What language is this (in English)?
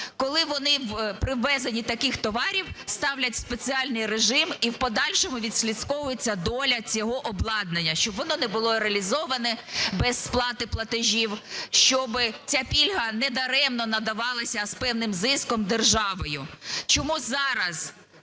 Ukrainian